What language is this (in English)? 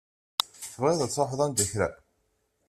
Kabyle